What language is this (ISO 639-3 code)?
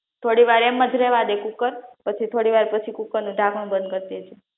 guj